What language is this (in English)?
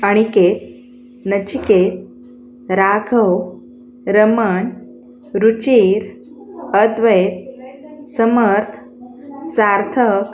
Marathi